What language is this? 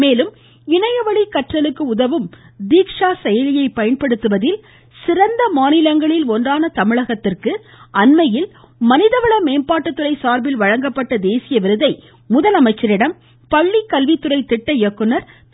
Tamil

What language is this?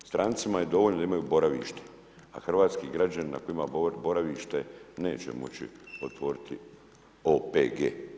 Croatian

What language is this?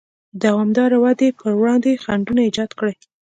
Pashto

